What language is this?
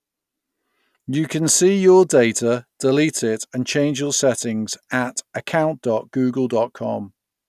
English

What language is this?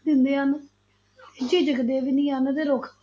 Punjabi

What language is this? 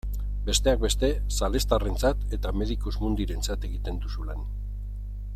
Basque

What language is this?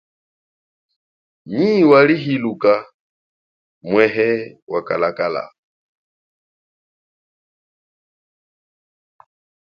Chokwe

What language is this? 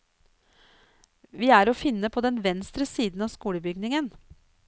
Norwegian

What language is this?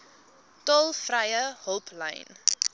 Afrikaans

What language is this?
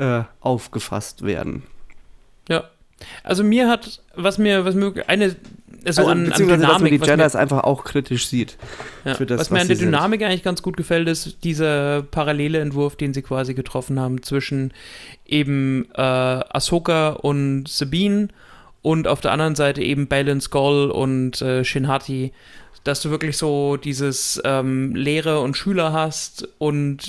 German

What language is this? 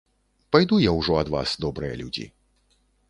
Belarusian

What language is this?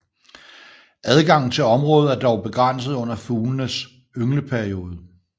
Danish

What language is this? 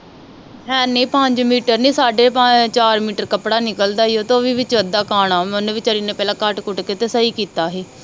Punjabi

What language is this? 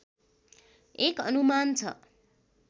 Nepali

